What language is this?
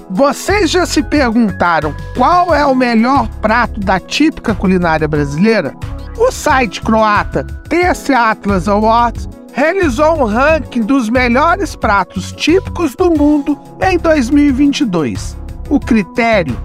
Portuguese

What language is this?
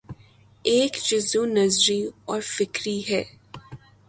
Urdu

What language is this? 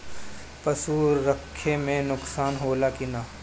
Bhojpuri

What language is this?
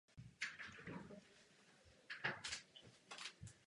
Czech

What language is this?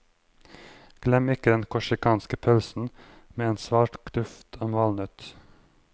Norwegian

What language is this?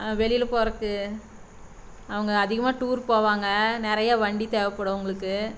Tamil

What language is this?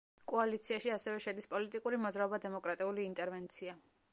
Georgian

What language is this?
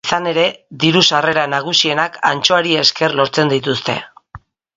Basque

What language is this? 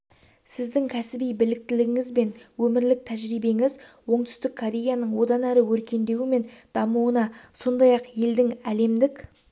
Kazakh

